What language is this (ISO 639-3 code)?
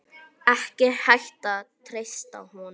isl